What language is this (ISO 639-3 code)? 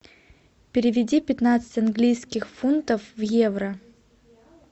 rus